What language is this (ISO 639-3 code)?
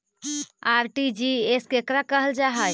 mag